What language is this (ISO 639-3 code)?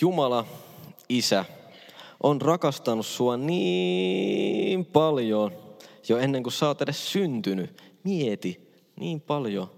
fin